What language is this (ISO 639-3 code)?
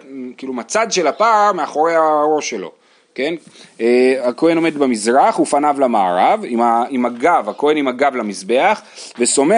heb